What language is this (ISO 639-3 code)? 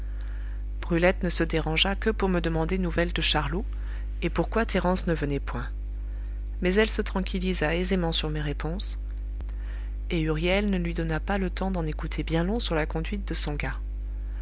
fra